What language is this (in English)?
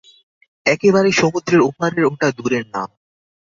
Bangla